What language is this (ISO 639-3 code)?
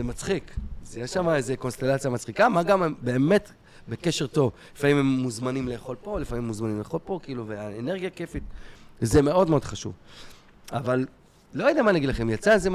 heb